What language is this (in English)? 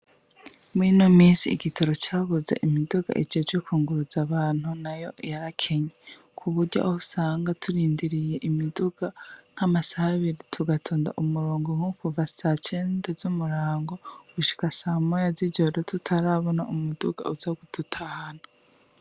Rundi